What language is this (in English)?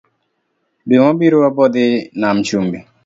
Luo (Kenya and Tanzania)